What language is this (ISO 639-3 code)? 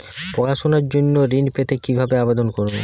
ben